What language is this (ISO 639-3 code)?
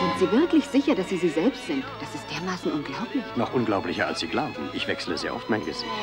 deu